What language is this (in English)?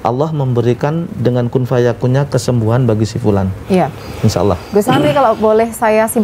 Indonesian